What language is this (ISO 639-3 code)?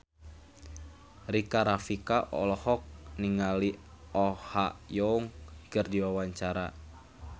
sun